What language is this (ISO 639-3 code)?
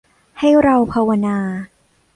tha